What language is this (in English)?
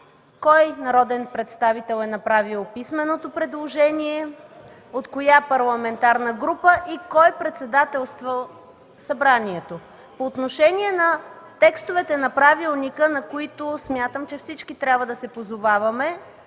Bulgarian